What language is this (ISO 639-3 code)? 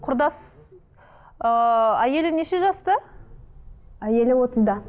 kaz